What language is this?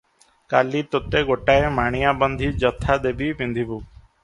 Odia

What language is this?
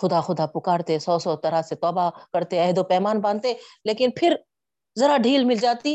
Urdu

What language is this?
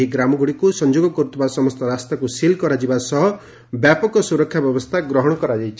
Odia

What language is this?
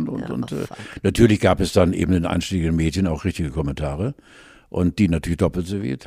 German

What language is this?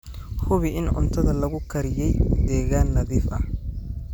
Somali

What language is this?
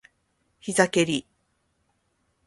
Japanese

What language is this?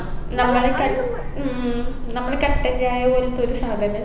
Malayalam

